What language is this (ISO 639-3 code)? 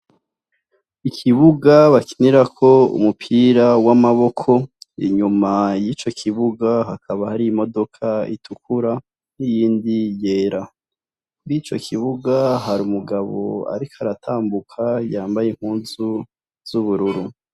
run